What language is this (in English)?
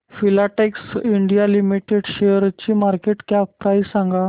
Marathi